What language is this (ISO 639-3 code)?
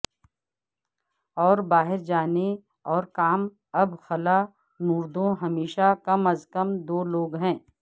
urd